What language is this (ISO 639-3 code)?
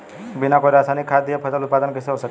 bho